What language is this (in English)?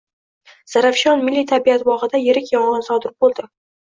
Uzbek